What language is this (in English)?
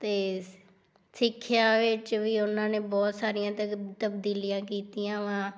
Punjabi